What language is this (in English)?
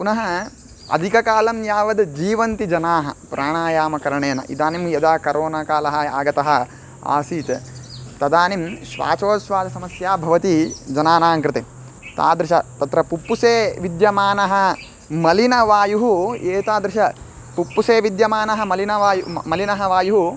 Sanskrit